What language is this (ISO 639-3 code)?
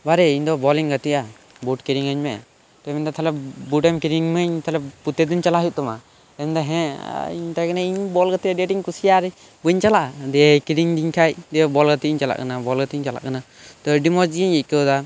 sat